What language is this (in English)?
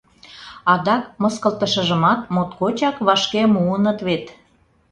Mari